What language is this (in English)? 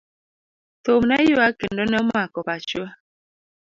Luo (Kenya and Tanzania)